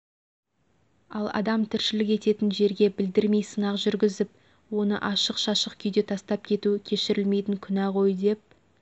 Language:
Kazakh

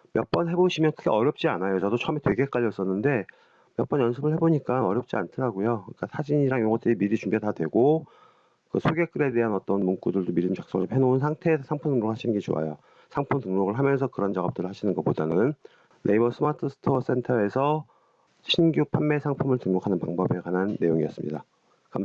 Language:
Korean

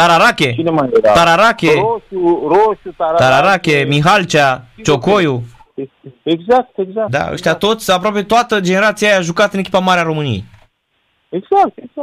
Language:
Romanian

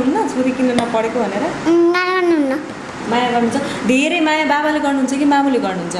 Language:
Nepali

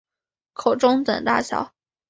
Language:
Chinese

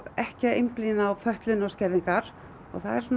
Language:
Icelandic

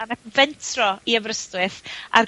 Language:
Welsh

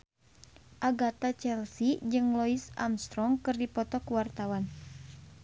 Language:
Sundanese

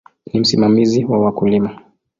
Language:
Swahili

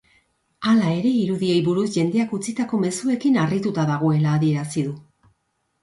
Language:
Basque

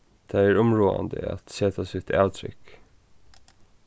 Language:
Faroese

